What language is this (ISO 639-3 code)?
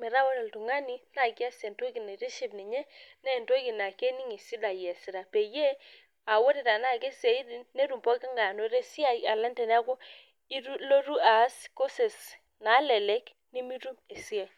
mas